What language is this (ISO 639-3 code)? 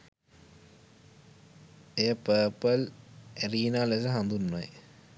sin